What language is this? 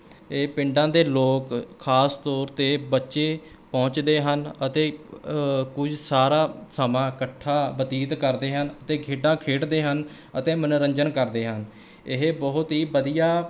Punjabi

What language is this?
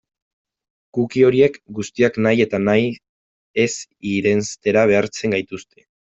Basque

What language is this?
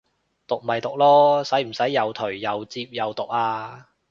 Cantonese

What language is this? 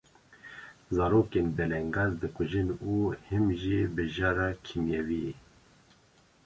Kurdish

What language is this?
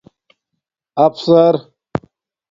Domaaki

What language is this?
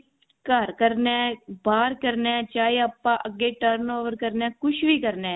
Punjabi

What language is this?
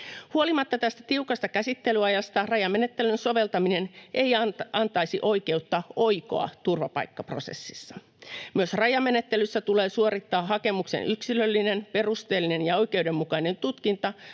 Finnish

